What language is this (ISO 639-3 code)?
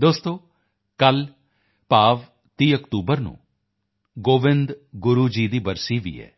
pan